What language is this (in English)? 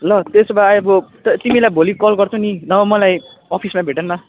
Nepali